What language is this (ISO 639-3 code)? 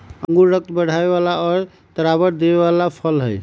mag